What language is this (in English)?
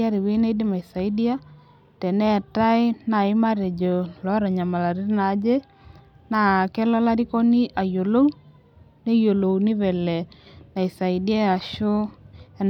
Masai